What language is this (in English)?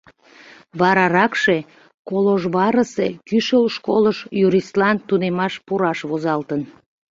Mari